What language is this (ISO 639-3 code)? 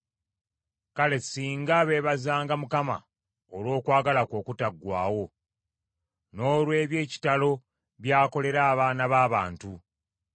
lug